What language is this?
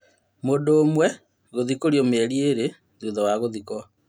Kikuyu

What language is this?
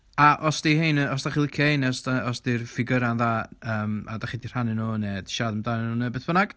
Welsh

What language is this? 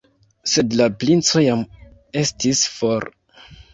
Esperanto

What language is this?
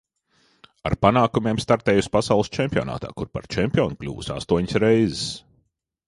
Latvian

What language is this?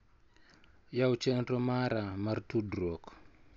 Luo (Kenya and Tanzania)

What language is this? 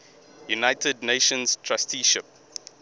English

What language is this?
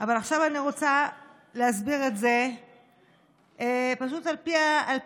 Hebrew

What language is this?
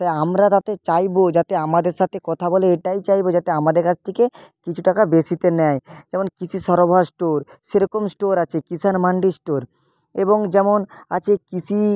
Bangla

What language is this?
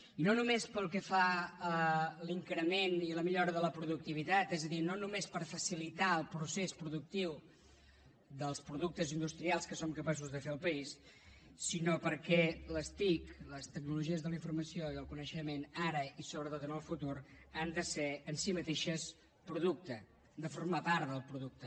Catalan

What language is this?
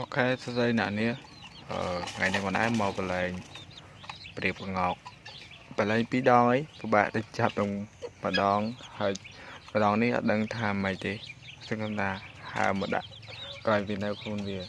Khmer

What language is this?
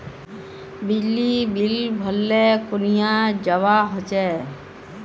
Magahi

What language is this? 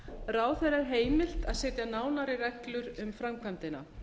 Icelandic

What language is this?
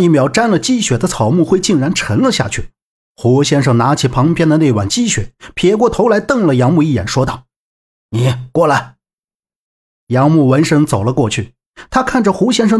Chinese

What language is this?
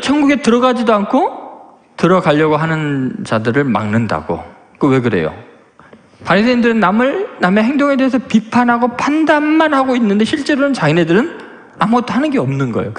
Korean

